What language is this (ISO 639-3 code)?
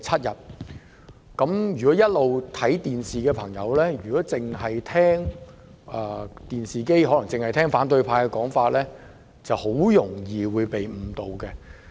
yue